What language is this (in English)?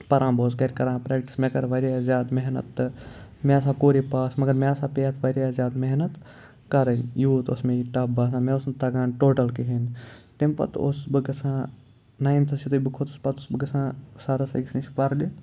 Kashmiri